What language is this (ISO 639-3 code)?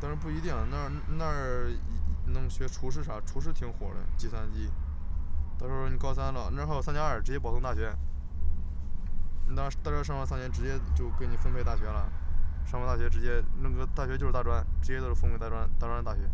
zho